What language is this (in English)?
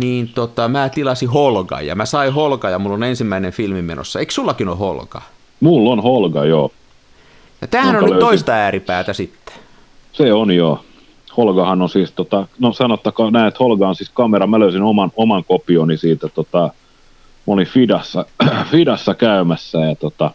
Finnish